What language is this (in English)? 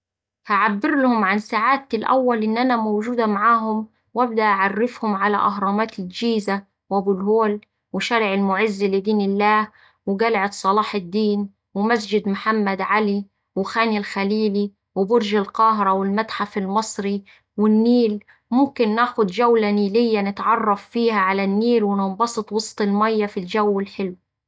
Saidi Arabic